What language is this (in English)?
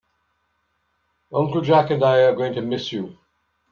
English